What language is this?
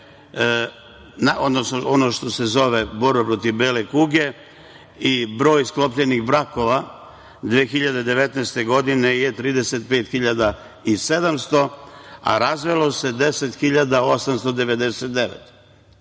Serbian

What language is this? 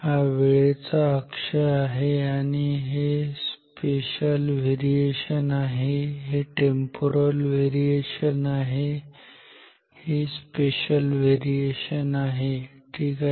Marathi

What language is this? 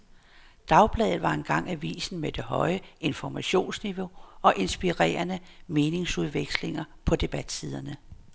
Danish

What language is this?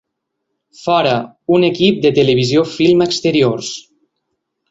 Catalan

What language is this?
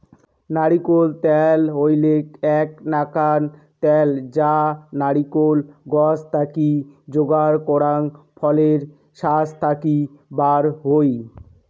Bangla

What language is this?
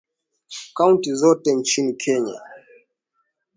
Swahili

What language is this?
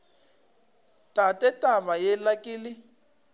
Northern Sotho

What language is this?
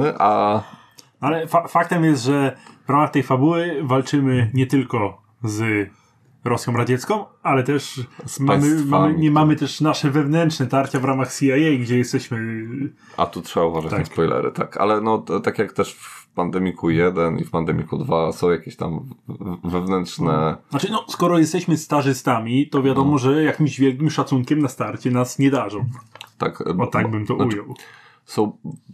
Polish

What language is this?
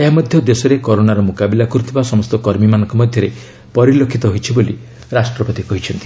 Odia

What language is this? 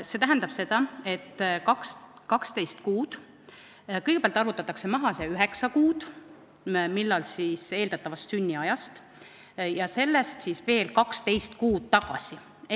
Estonian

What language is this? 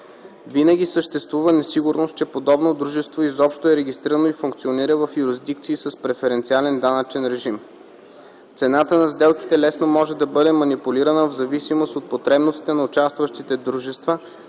Bulgarian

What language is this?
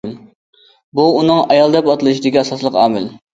Uyghur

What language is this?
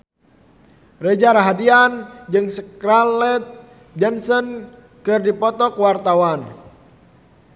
Sundanese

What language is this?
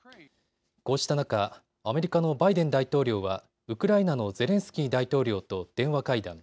Japanese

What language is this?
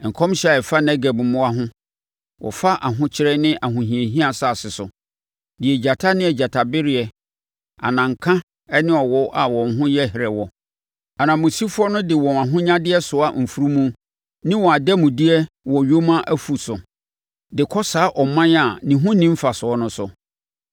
Akan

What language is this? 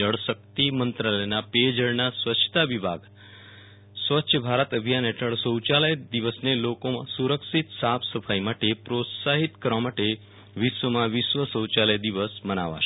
Gujarati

